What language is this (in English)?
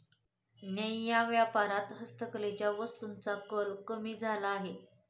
Marathi